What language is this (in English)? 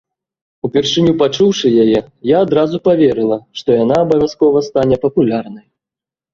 Belarusian